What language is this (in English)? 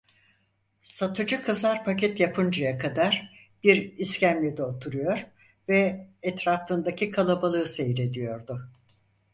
Turkish